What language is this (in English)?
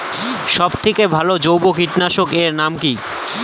Bangla